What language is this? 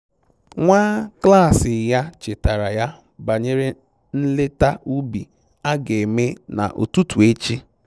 Igbo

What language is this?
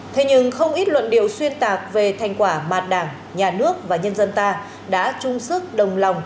Vietnamese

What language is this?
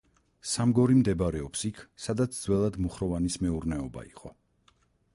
Georgian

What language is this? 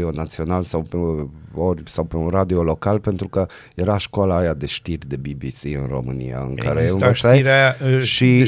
Romanian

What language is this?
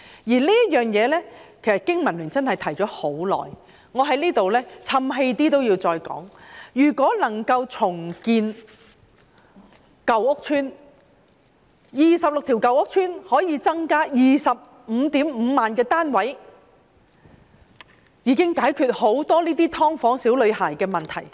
Cantonese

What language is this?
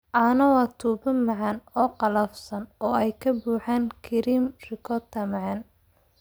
Somali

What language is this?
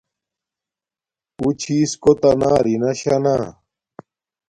Domaaki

